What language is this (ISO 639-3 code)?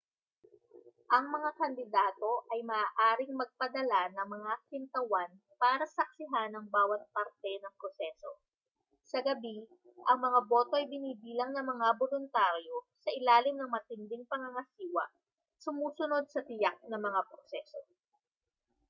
fil